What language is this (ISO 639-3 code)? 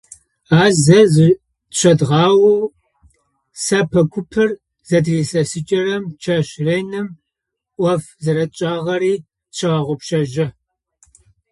ady